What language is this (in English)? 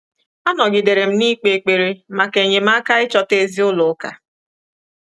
Igbo